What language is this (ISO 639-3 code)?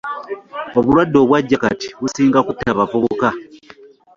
lug